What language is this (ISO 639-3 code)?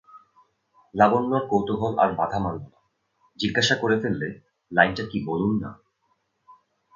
ben